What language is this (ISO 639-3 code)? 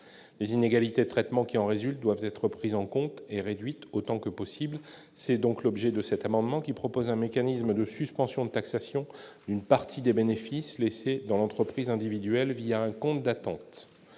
fra